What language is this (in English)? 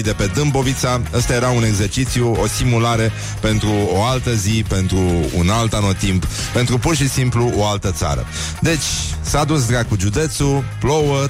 Romanian